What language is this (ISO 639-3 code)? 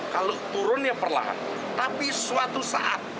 ind